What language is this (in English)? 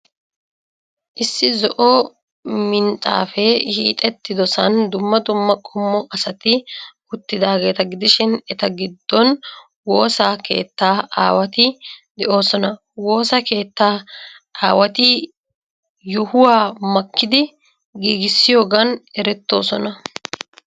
Wolaytta